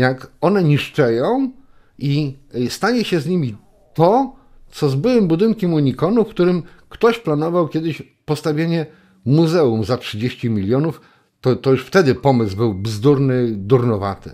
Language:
Polish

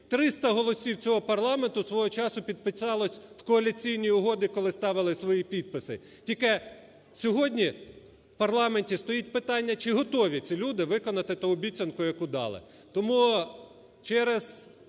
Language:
Ukrainian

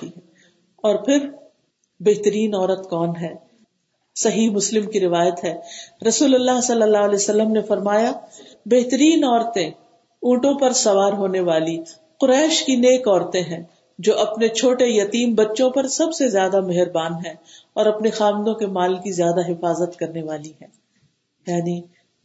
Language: Urdu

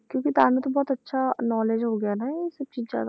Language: Punjabi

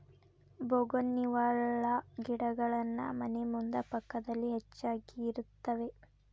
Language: Kannada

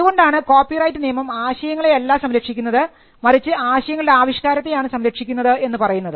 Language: Malayalam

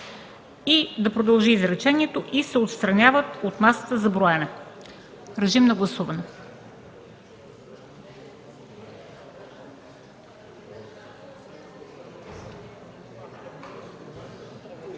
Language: Bulgarian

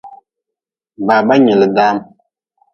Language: Nawdm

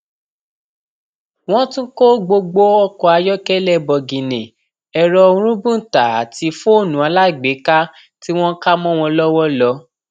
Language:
Yoruba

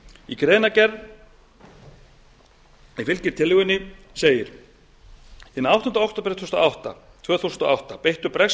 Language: Icelandic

